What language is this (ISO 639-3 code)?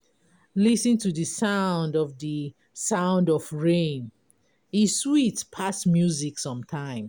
pcm